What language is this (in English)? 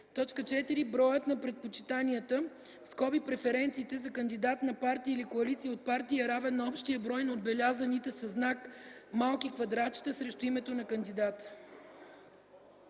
Bulgarian